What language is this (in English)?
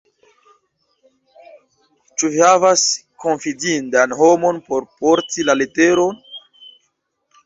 Esperanto